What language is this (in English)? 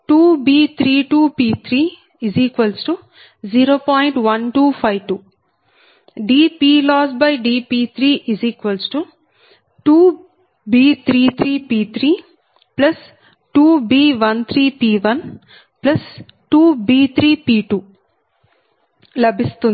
Telugu